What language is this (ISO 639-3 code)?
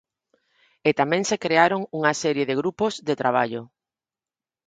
glg